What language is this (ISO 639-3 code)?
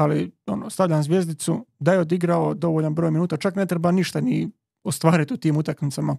hrv